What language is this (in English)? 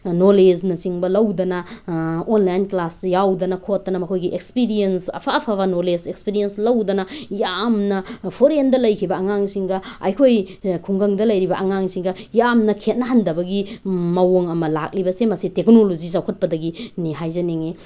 Manipuri